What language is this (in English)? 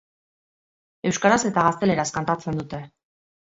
Basque